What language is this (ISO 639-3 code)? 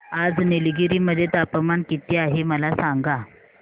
mar